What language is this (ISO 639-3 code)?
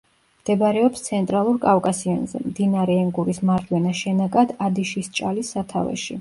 kat